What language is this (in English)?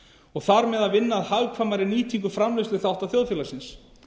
Icelandic